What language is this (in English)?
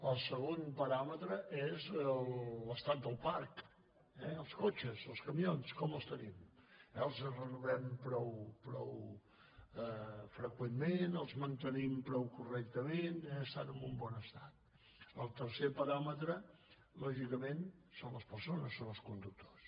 Catalan